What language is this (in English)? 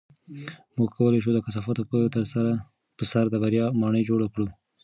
Pashto